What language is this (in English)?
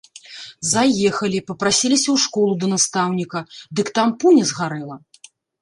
Belarusian